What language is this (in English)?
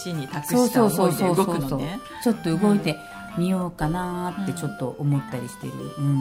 Japanese